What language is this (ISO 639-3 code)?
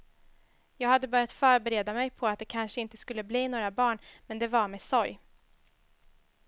swe